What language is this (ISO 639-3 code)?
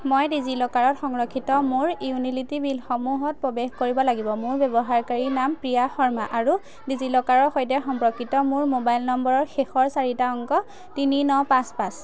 asm